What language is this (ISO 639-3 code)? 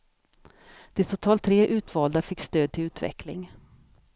swe